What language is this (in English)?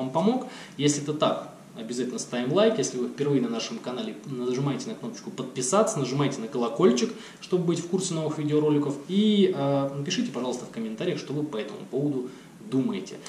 Russian